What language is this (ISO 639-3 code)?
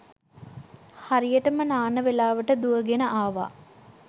sin